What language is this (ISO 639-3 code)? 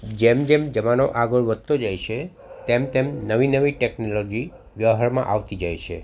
guj